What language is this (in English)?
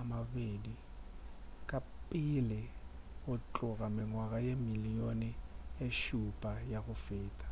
Northern Sotho